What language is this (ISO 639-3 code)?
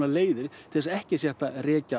isl